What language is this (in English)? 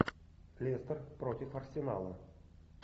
Russian